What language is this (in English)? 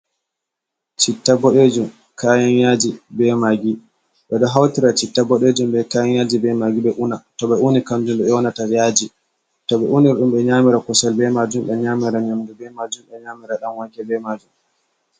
Fula